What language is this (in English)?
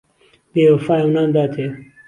Central Kurdish